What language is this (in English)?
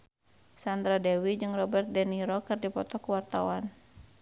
Sundanese